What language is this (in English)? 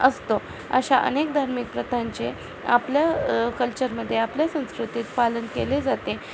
Marathi